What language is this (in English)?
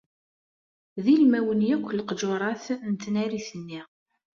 Kabyle